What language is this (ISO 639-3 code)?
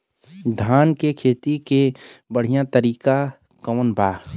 bho